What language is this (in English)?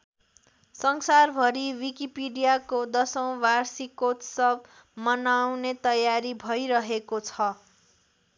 Nepali